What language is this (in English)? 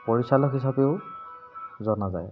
Assamese